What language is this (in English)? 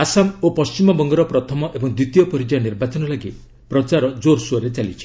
Odia